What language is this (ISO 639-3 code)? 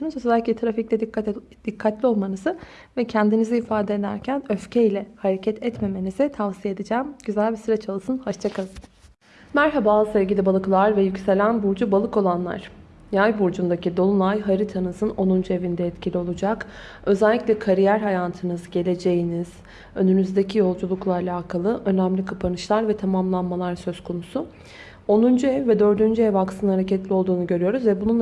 tur